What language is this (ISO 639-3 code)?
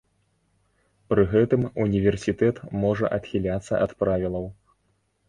bel